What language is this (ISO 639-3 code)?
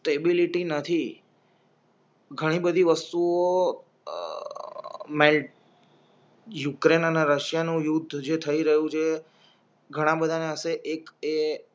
guj